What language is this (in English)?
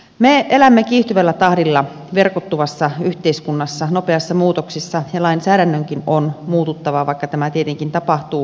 Finnish